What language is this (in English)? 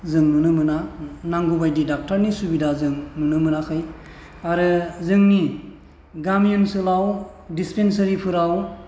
Bodo